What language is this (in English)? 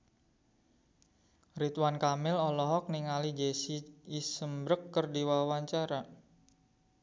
Sundanese